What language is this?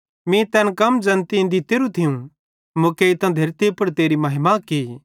Bhadrawahi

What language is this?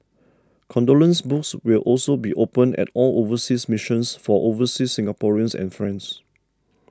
English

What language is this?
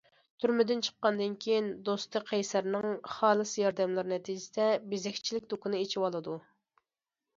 Uyghur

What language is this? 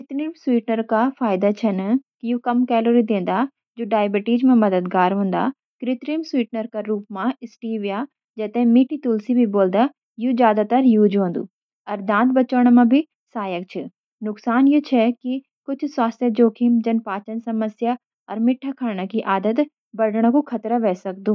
Garhwali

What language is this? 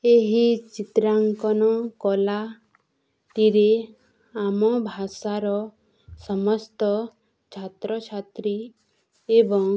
Odia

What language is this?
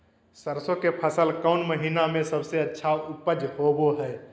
Magahi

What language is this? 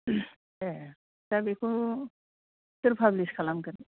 Bodo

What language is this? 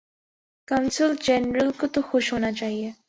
Urdu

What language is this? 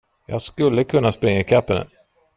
Swedish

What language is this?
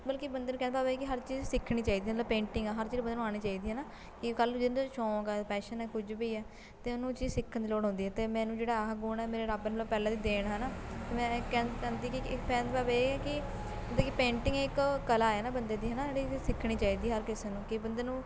Punjabi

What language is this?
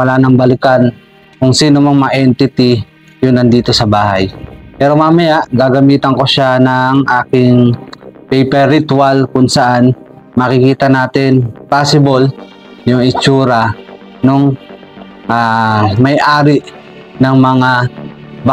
Filipino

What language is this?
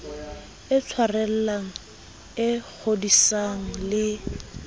Southern Sotho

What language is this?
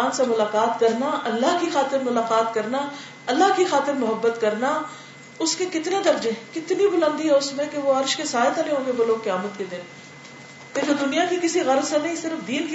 Urdu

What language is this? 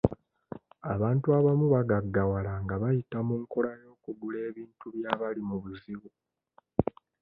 Ganda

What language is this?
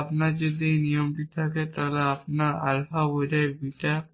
Bangla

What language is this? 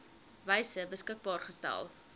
Afrikaans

